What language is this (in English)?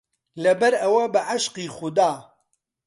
Central Kurdish